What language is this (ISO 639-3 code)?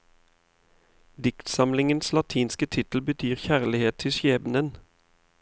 nor